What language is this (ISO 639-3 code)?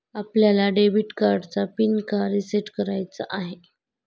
mar